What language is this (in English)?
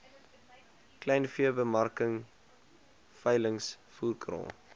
Afrikaans